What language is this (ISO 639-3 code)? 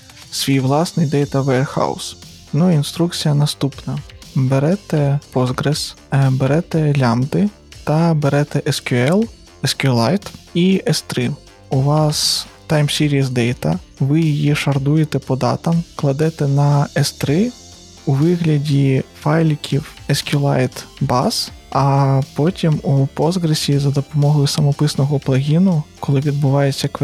ukr